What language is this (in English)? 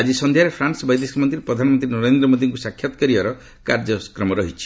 Odia